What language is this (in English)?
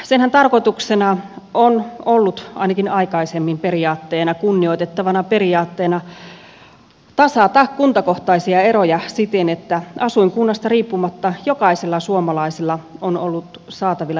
Finnish